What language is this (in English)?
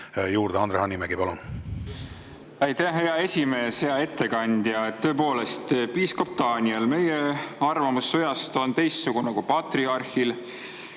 Estonian